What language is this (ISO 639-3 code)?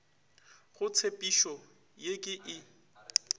nso